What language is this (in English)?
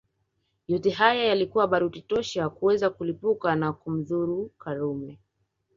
Swahili